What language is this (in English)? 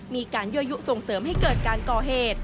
Thai